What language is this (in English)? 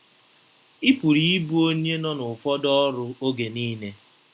Igbo